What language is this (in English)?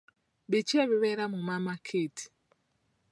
Ganda